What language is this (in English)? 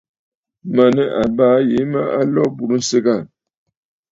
Bafut